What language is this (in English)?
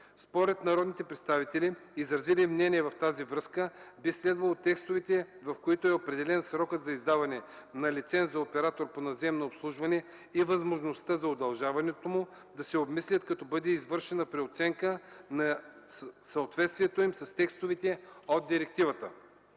Bulgarian